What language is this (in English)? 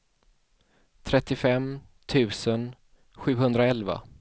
Swedish